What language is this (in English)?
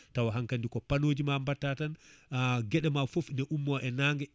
Fula